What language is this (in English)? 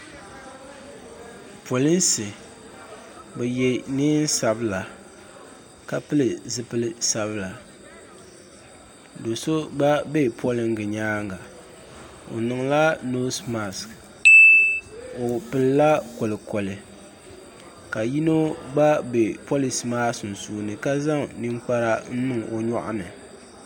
Dagbani